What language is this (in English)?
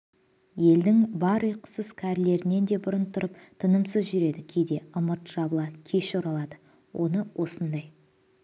Kazakh